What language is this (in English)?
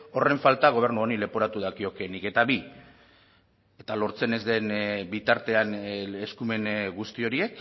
Basque